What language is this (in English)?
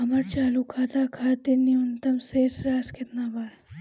Bhojpuri